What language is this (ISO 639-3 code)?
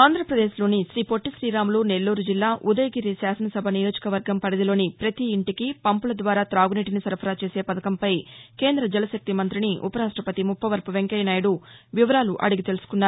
tel